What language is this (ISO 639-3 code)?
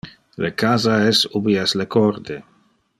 ina